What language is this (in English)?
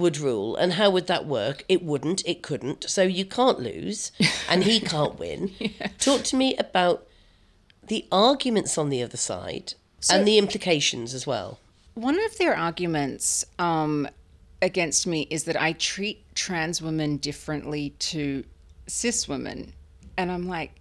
English